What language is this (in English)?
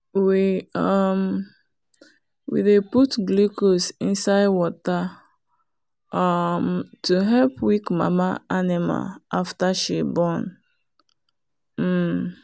Nigerian Pidgin